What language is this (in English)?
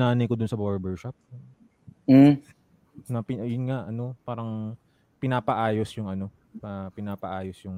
Filipino